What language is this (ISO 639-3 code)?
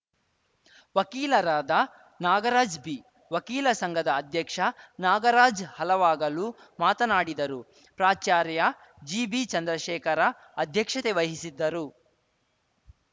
kan